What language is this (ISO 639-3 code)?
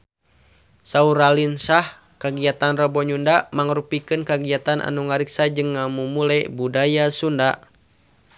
sun